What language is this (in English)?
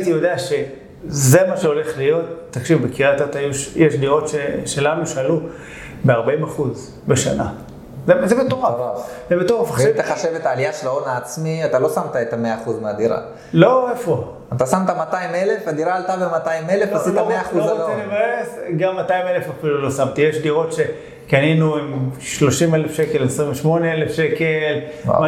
Hebrew